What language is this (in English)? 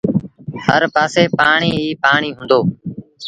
Sindhi Bhil